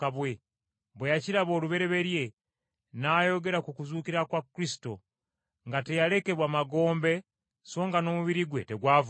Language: Ganda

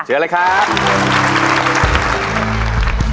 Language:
Thai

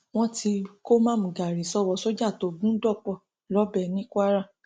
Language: Yoruba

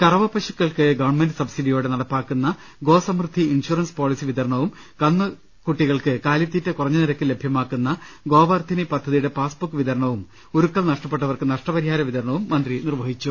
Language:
Malayalam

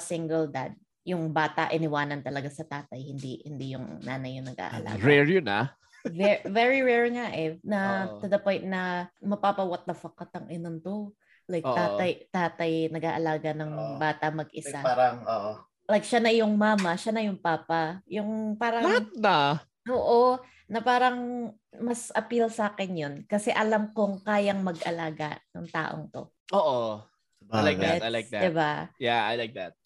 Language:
Filipino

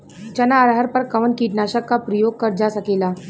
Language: Bhojpuri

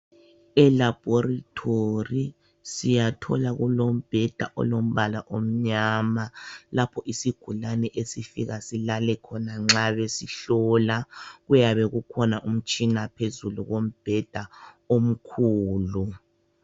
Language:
North Ndebele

